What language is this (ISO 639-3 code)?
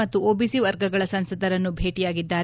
kan